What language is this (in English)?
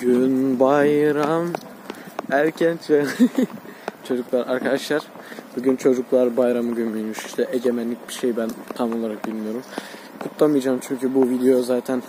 Turkish